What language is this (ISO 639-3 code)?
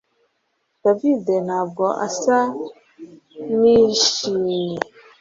kin